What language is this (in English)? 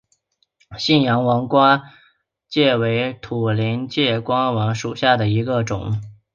Chinese